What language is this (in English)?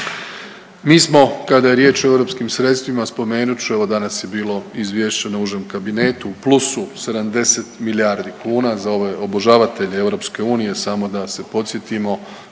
Croatian